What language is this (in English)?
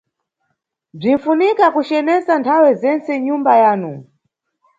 Nyungwe